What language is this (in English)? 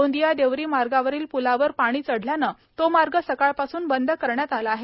Marathi